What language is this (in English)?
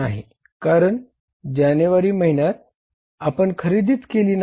Marathi